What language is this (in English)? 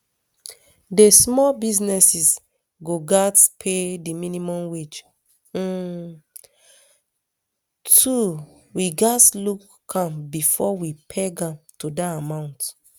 Nigerian Pidgin